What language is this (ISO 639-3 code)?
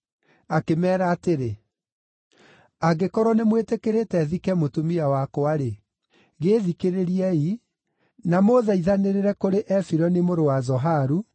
kik